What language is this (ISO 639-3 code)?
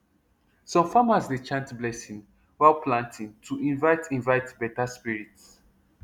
pcm